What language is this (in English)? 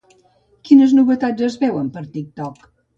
Catalan